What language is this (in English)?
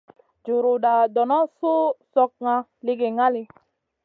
Masana